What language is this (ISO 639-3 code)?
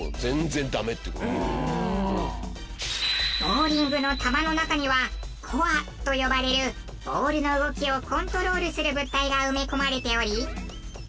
jpn